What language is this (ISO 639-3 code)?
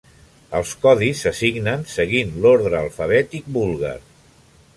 cat